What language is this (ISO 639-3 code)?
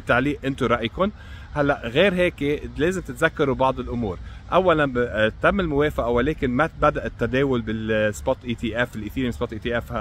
ara